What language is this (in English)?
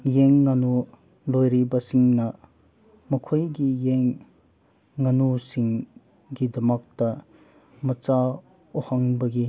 Manipuri